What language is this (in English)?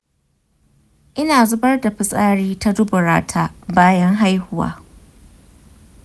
Hausa